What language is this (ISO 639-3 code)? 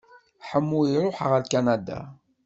kab